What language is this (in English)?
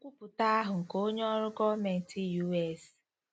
Igbo